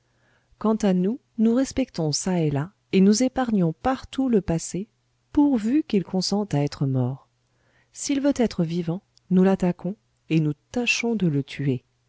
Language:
French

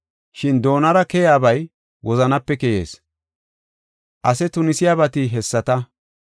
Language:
Gofa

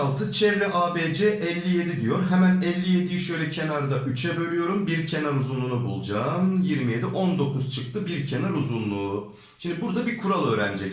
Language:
Turkish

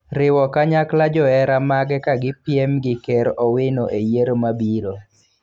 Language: Luo (Kenya and Tanzania)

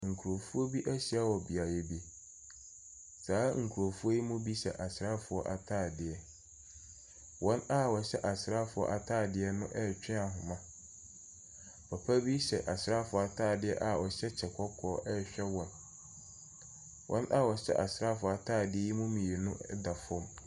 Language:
Akan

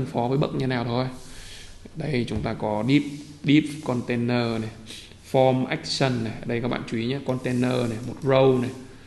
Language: Vietnamese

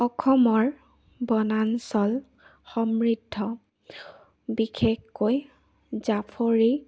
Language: Assamese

